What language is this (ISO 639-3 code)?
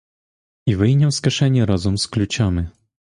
ukr